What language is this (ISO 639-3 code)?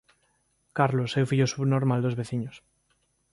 glg